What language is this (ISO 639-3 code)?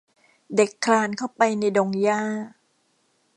tha